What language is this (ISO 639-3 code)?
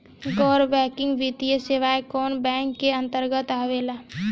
bho